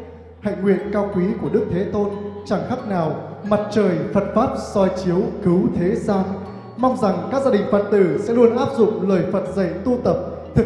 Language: Vietnamese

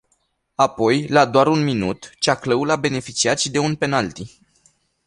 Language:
Romanian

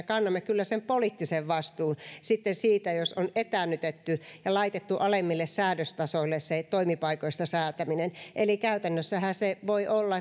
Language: Finnish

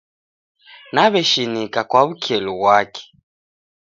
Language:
Taita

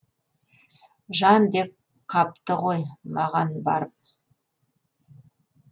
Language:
Kazakh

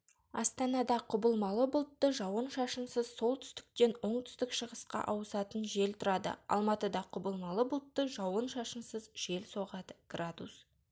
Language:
Kazakh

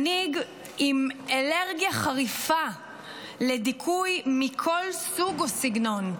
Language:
Hebrew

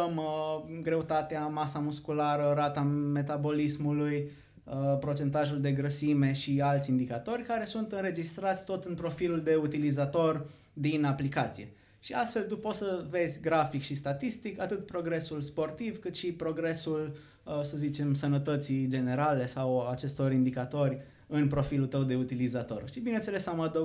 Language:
Romanian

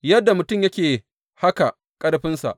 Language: Hausa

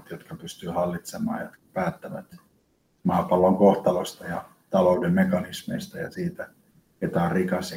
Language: Finnish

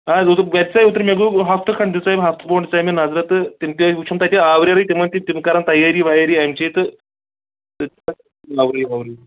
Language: Kashmiri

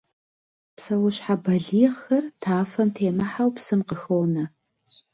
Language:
Kabardian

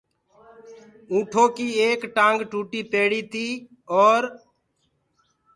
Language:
Gurgula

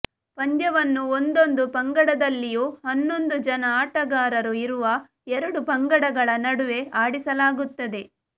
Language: Kannada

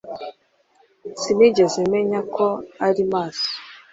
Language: Kinyarwanda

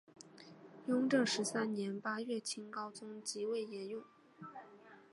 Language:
Chinese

